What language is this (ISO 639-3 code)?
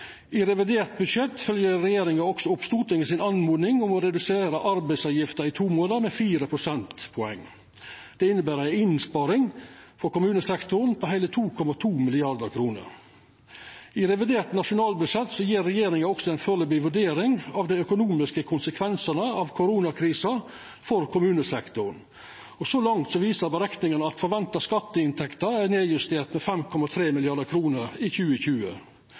nno